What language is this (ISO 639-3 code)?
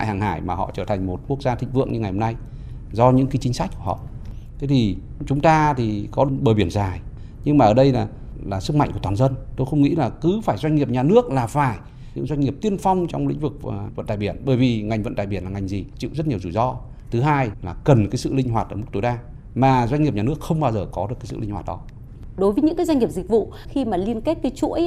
vie